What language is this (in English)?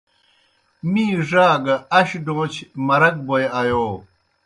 Kohistani Shina